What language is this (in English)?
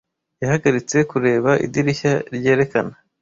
Kinyarwanda